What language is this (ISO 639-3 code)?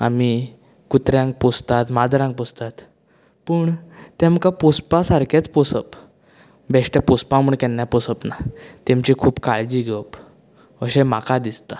kok